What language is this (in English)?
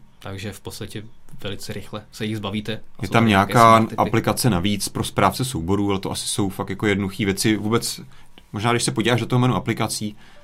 Czech